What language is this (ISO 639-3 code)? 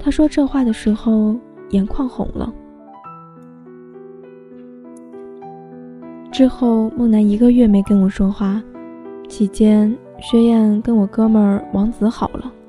zho